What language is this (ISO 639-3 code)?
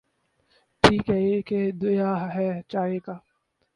urd